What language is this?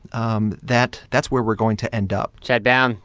English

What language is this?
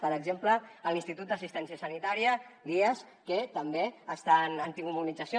Catalan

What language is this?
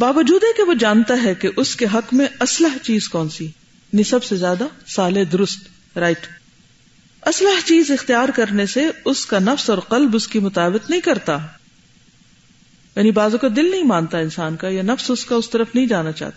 Urdu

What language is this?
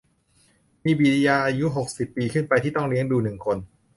Thai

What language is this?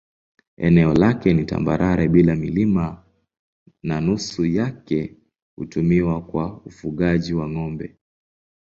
Swahili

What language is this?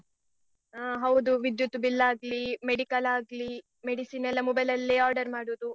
Kannada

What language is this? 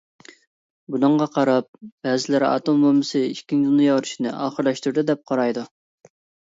Uyghur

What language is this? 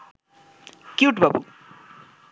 Bangla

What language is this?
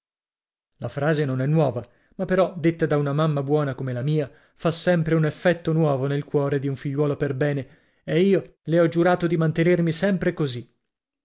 Italian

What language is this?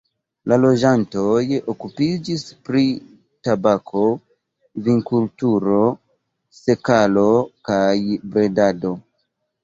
Esperanto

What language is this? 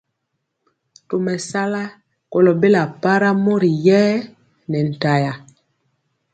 Mpiemo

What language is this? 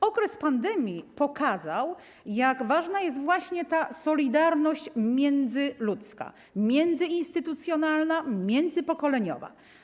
Polish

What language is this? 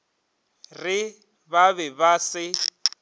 Northern Sotho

